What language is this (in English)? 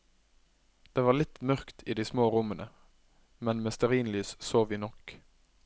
Norwegian